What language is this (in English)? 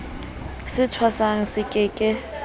Southern Sotho